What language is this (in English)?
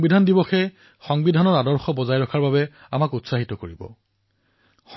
Assamese